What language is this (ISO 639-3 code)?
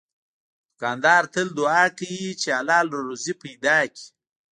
pus